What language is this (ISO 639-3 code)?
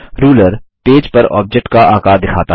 hin